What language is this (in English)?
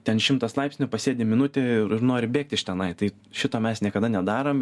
Lithuanian